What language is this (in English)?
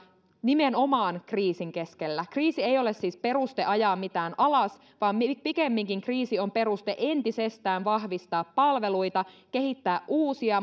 Finnish